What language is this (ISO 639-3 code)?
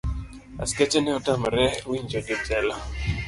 luo